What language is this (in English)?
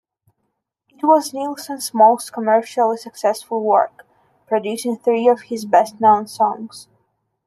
English